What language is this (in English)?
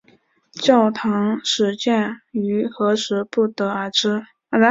Chinese